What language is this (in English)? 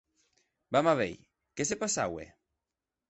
Occitan